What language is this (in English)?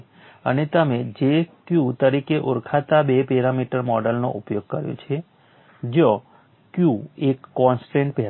Gujarati